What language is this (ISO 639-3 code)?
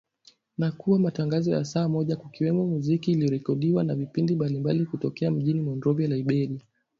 swa